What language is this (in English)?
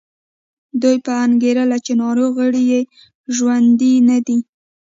Pashto